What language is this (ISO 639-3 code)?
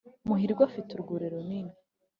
kin